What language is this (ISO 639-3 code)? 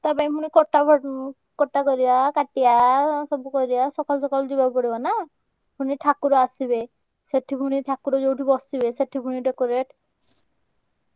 ori